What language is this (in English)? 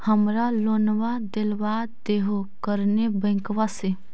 Magahi